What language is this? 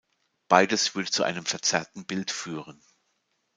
German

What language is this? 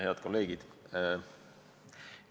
Estonian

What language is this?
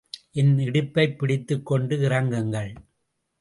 Tamil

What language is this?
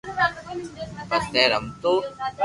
Loarki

